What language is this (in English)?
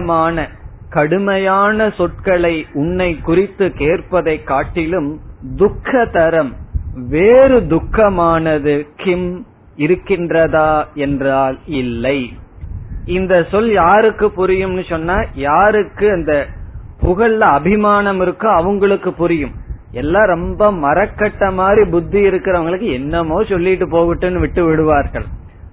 Tamil